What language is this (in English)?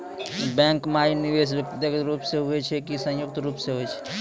Maithili